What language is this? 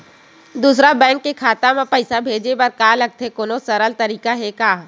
Chhattisgarhi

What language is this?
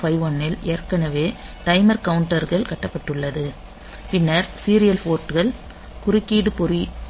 Tamil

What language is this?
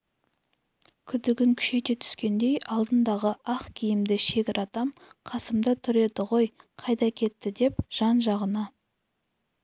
Kazakh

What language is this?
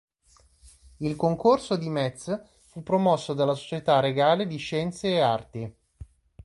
Italian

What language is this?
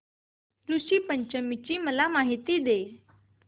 Marathi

